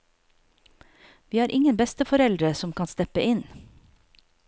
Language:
Norwegian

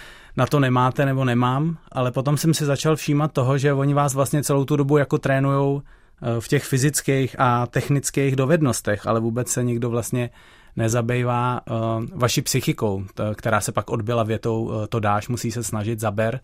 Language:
Czech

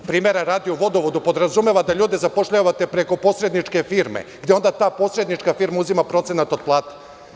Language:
Serbian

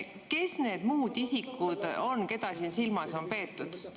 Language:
Estonian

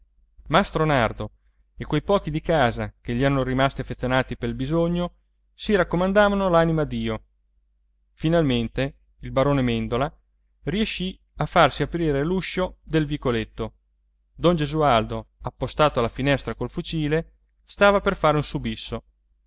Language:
Italian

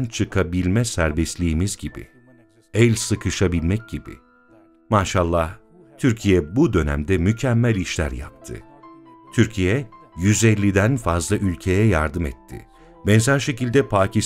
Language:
Turkish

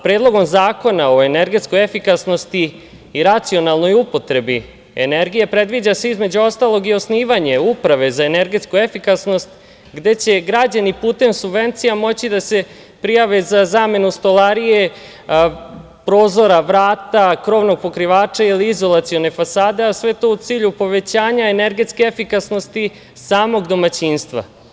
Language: Serbian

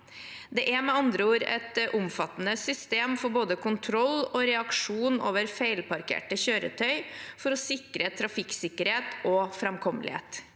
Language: Norwegian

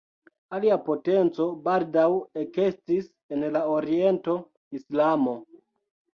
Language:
Esperanto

